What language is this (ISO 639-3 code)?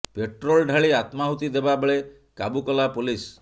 ori